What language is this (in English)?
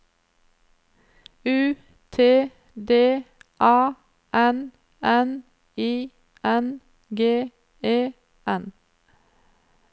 Norwegian